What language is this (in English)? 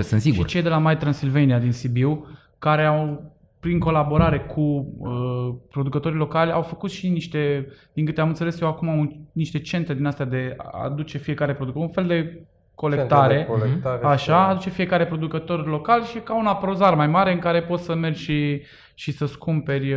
Romanian